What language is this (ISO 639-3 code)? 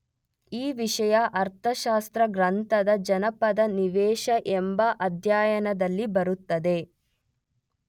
kan